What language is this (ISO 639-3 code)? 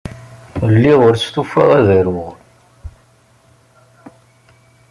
kab